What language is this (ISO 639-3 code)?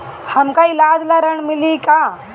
bho